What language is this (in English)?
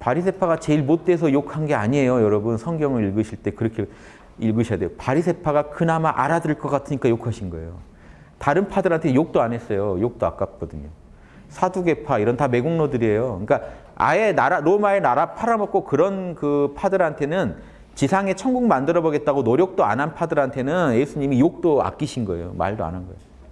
Korean